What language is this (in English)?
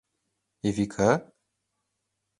Mari